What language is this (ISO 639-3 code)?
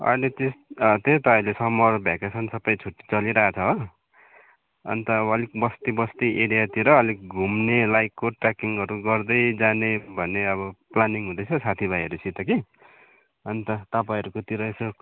nep